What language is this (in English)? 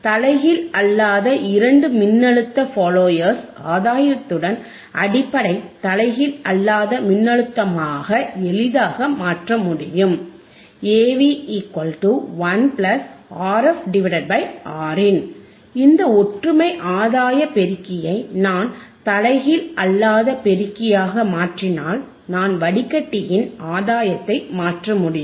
Tamil